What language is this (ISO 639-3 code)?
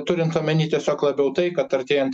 lit